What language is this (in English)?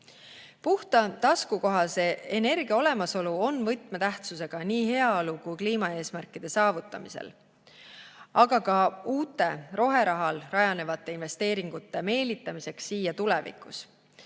Estonian